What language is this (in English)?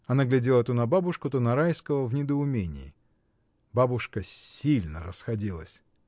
Russian